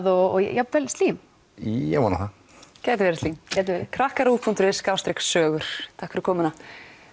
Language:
Icelandic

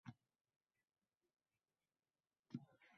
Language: Uzbek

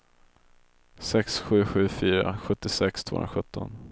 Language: Swedish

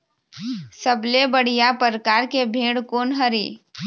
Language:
Chhattisgarhi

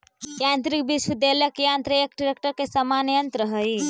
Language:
Magahi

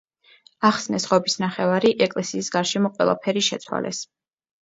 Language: Georgian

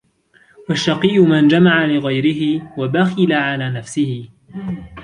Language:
Arabic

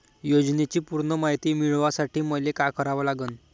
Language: Marathi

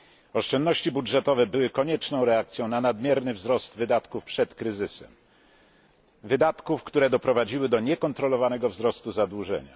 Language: Polish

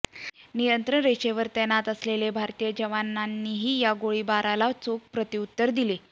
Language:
Marathi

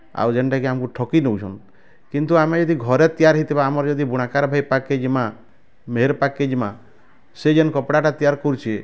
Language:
Odia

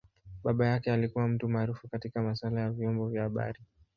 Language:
Swahili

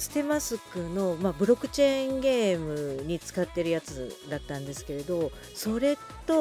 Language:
Japanese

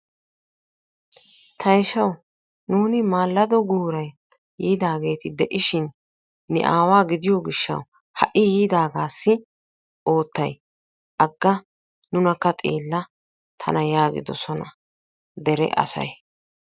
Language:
Wolaytta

